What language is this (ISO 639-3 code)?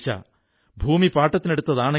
mal